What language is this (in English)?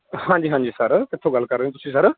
Punjabi